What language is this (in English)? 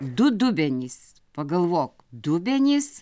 Lithuanian